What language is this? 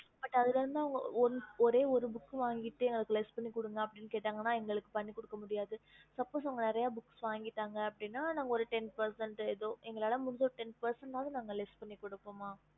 Tamil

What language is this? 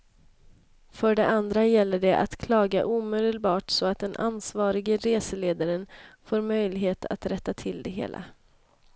Swedish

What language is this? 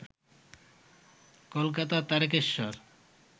Bangla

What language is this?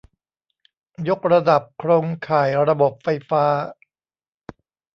Thai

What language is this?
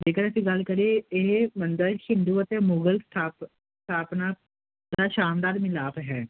Punjabi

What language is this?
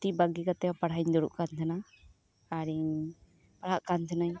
Santali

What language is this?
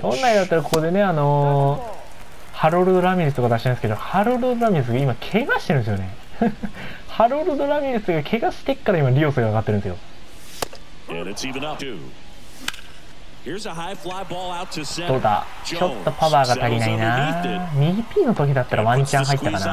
Japanese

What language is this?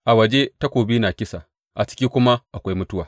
Hausa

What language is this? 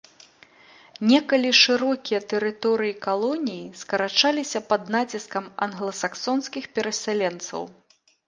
Belarusian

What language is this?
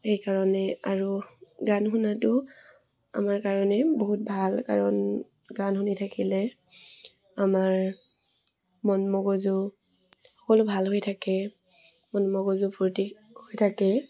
Assamese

